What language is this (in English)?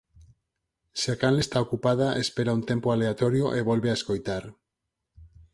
Galician